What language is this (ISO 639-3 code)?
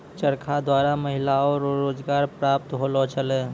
mai